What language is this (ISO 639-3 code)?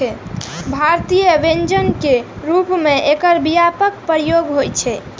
mai